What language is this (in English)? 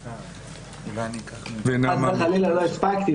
Hebrew